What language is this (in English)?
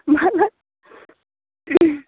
Bodo